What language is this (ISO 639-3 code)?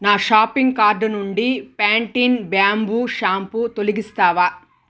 tel